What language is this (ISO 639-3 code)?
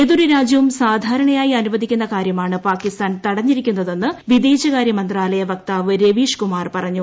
mal